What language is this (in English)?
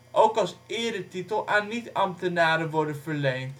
Dutch